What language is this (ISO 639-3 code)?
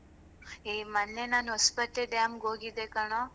kan